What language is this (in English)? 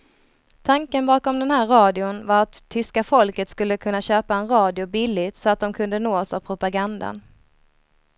Swedish